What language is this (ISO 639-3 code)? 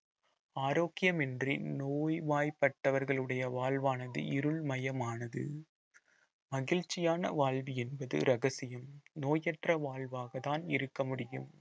tam